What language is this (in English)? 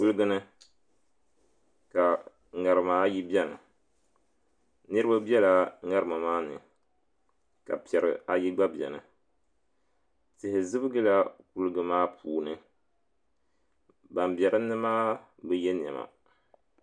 Dagbani